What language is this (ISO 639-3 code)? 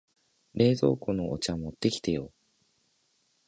jpn